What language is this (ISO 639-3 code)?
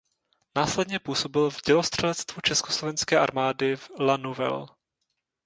ces